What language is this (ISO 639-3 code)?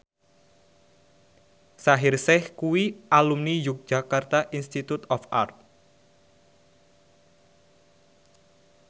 jav